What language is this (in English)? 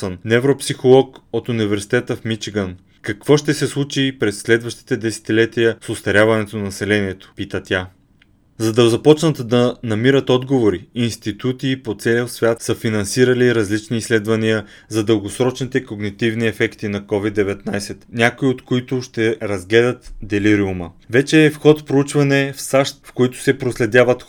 Bulgarian